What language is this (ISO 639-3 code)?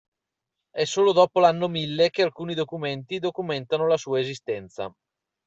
ita